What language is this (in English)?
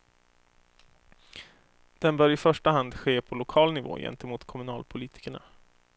Swedish